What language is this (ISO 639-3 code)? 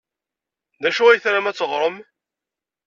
kab